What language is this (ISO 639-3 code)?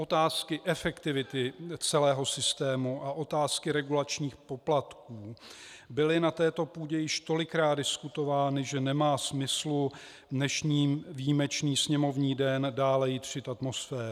ces